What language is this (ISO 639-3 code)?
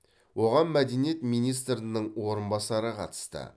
kaz